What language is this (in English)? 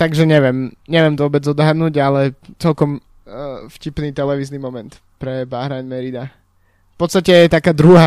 Slovak